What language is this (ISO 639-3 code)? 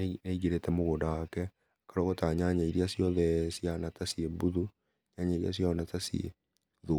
kik